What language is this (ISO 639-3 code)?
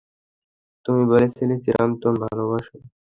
ben